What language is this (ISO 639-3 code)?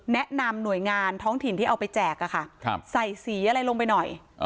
tha